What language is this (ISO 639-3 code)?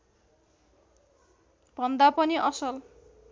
nep